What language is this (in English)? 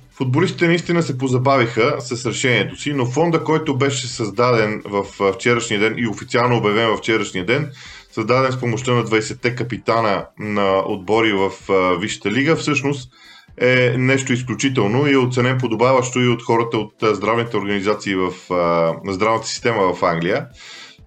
Bulgarian